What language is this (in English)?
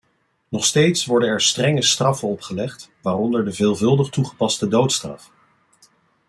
Dutch